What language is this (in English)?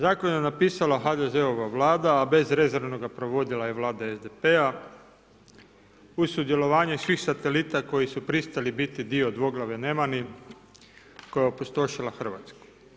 Croatian